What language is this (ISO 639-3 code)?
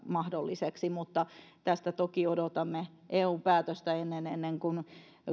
fin